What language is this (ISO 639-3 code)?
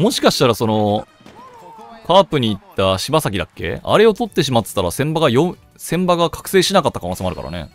jpn